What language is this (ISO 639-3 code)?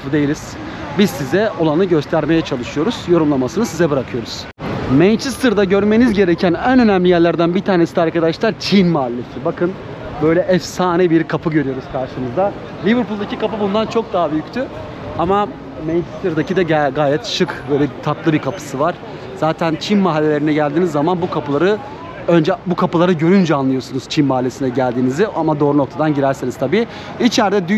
tur